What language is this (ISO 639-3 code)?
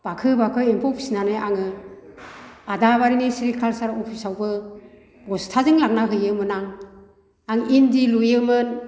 brx